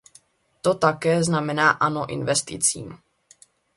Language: Czech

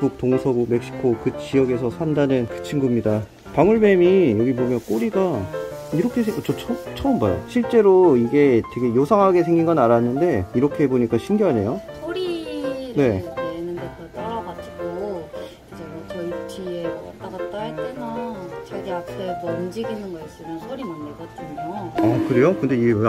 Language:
Korean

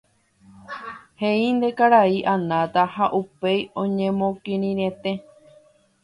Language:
Guarani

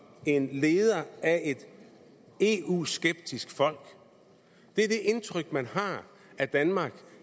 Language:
Danish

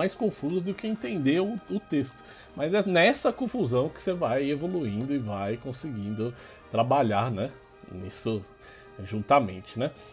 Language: Portuguese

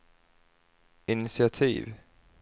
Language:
Swedish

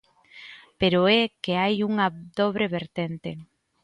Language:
Galician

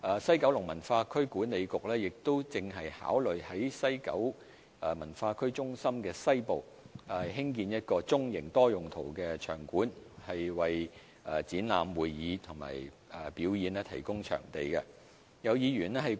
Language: Cantonese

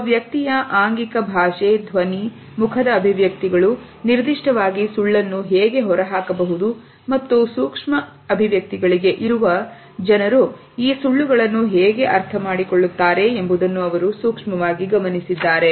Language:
Kannada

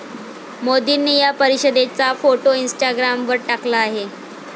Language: Marathi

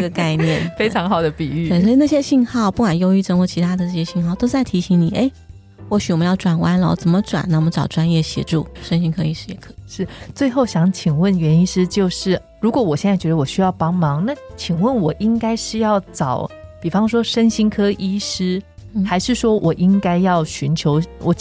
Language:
Chinese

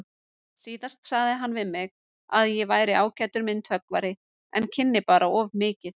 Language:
Icelandic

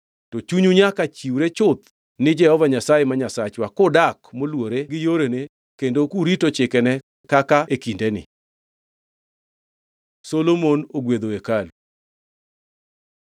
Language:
Luo (Kenya and Tanzania)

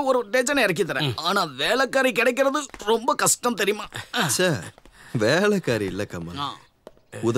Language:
Tamil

